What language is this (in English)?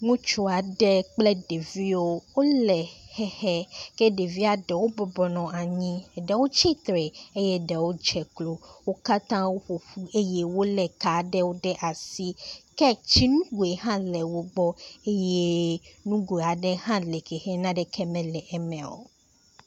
Ewe